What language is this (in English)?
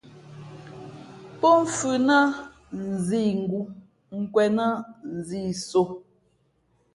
Fe'fe'